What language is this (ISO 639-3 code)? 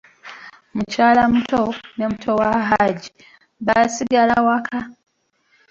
lug